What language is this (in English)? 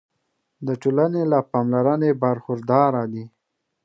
Pashto